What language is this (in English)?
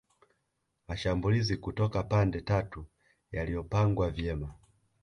Swahili